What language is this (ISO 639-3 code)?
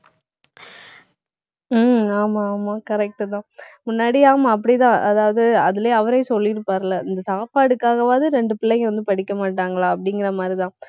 tam